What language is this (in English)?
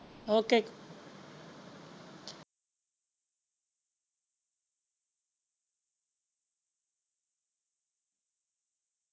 Punjabi